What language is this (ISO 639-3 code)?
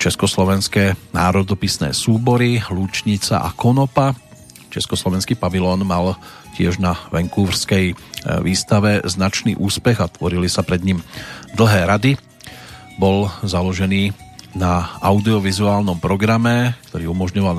slk